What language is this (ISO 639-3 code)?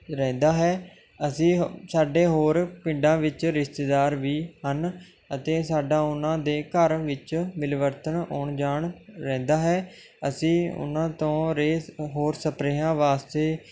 pan